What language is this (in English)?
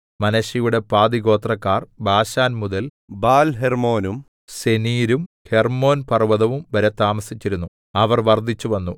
Malayalam